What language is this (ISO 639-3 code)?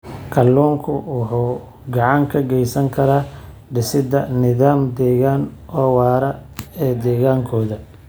som